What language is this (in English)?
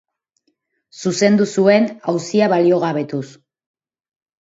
Basque